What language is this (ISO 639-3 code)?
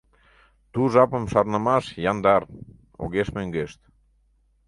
chm